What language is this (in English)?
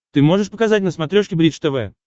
Russian